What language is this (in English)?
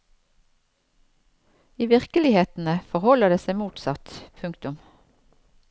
Norwegian